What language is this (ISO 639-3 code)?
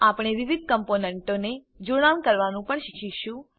guj